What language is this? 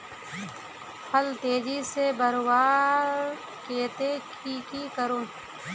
Magahi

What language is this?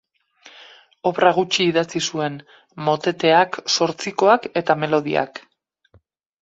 Basque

